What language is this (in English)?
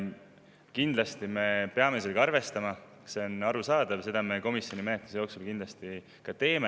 Estonian